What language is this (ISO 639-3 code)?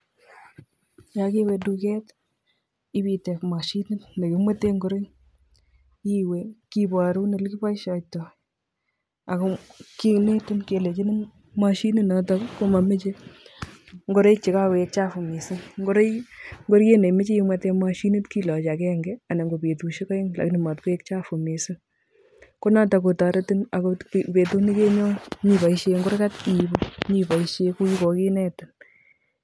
kln